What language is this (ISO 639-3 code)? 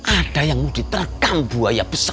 ind